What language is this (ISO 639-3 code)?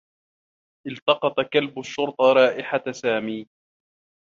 ara